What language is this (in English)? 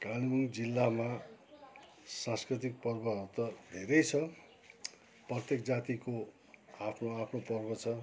Nepali